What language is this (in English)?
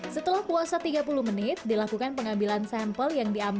Indonesian